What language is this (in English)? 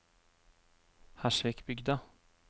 Norwegian